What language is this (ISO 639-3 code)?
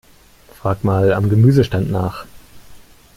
deu